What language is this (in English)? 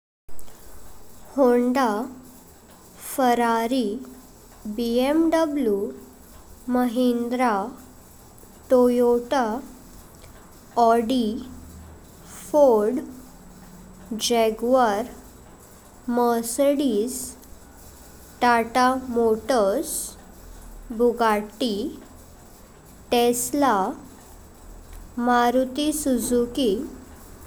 Konkani